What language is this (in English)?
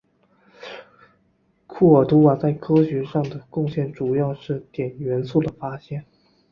Chinese